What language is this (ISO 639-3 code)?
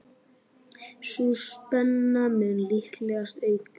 isl